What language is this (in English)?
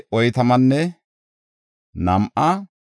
Gofa